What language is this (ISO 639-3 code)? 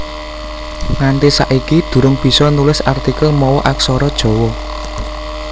jav